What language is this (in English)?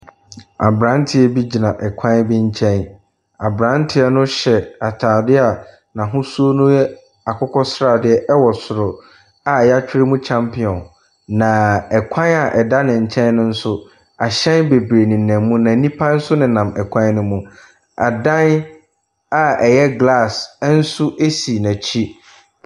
Akan